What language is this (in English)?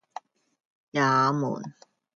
Cantonese